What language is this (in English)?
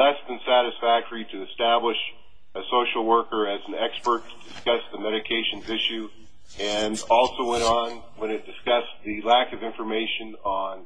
English